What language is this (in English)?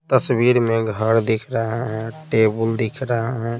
Hindi